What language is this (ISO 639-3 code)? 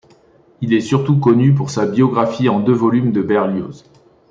fra